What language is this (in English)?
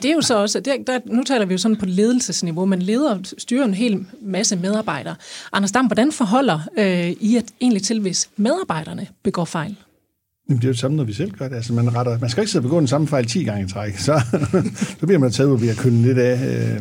Danish